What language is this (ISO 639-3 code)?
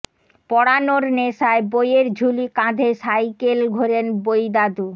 ben